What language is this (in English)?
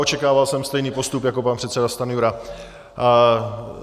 Czech